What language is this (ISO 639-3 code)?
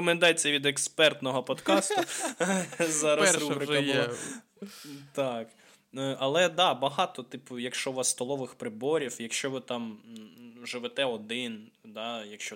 ukr